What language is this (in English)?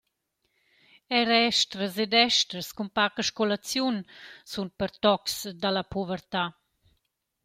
Romansh